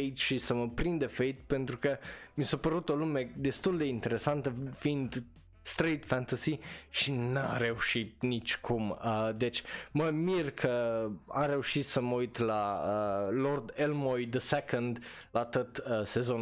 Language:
Romanian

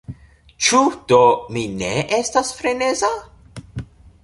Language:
Esperanto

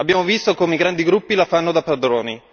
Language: Italian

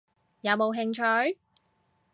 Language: Cantonese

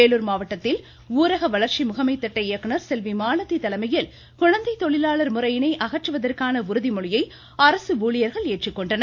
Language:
Tamil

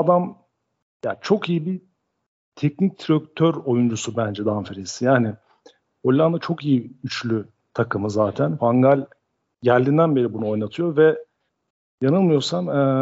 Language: Turkish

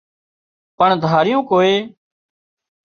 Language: Wadiyara Koli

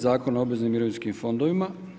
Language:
Croatian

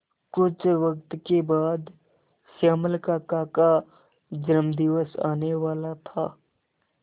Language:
Hindi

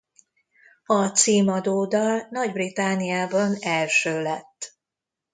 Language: Hungarian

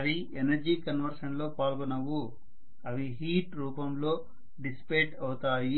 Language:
Telugu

